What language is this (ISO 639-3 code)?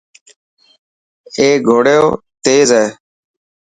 mki